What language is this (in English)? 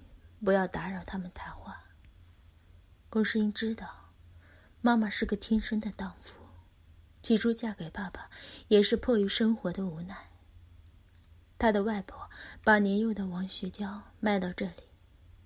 Chinese